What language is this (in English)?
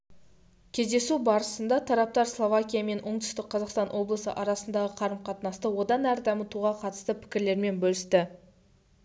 Kazakh